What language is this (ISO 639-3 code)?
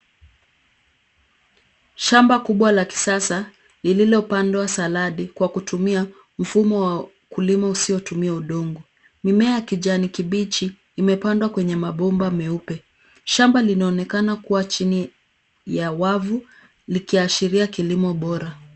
swa